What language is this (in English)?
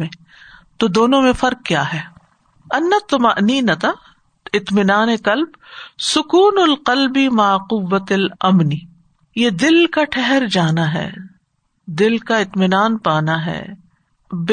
Urdu